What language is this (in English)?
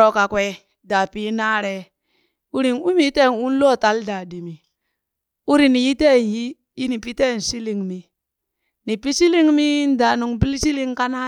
Burak